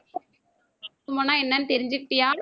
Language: Tamil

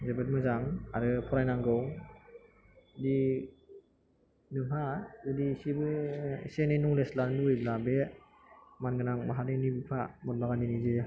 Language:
Bodo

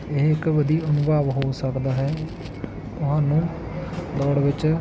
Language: Punjabi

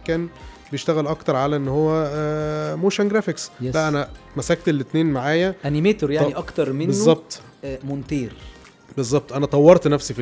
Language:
Arabic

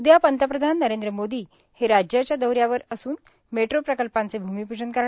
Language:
Marathi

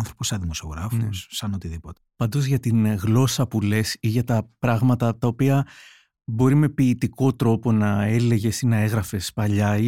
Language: Greek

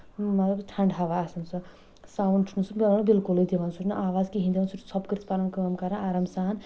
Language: Kashmiri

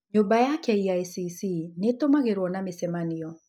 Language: Kikuyu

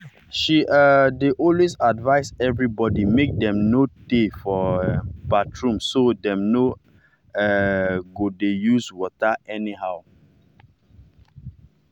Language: Nigerian Pidgin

